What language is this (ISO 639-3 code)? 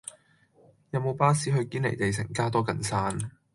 yue